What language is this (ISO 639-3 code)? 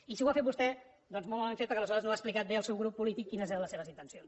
cat